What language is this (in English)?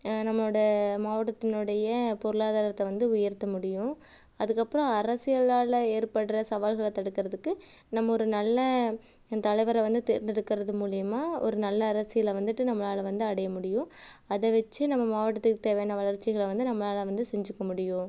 Tamil